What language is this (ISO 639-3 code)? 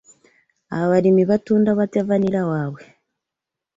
lug